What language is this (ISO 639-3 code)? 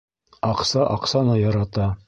bak